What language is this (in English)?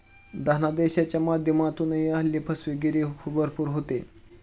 Marathi